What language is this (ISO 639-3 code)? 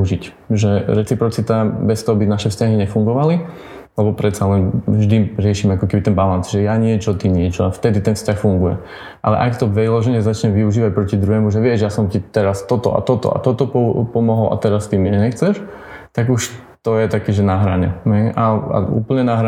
slk